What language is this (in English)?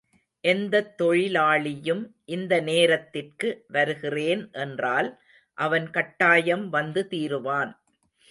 Tamil